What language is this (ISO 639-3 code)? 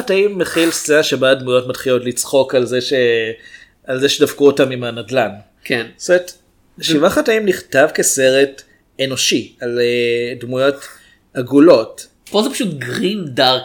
heb